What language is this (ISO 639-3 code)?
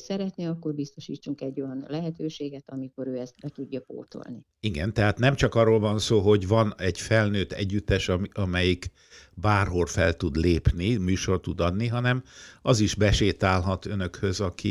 hun